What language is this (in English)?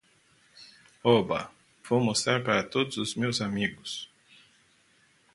Portuguese